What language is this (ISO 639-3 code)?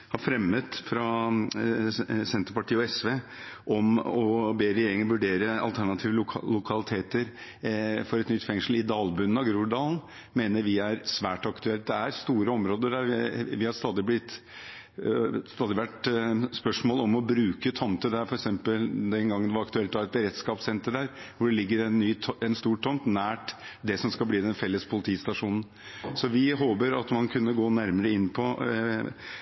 nob